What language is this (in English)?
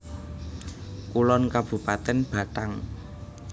Javanese